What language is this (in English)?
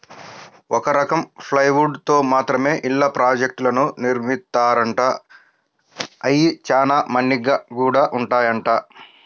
Telugu